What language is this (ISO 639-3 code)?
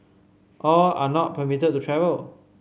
eng